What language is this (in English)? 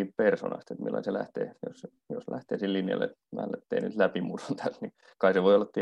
Finnish